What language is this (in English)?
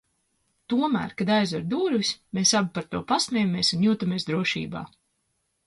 Latvian